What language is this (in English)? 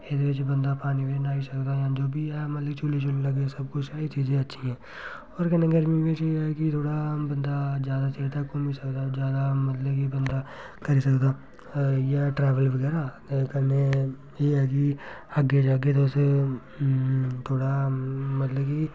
Dogri